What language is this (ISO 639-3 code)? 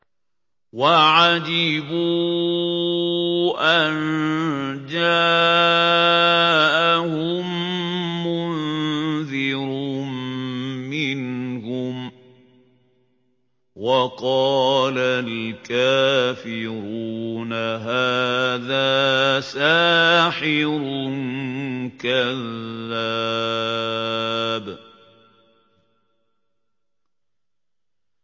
ara